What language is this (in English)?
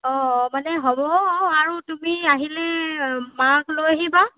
Assamese